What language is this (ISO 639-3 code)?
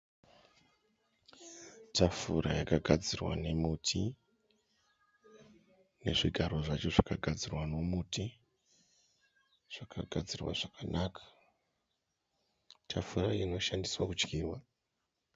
sna